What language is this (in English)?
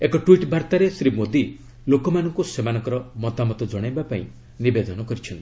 Odia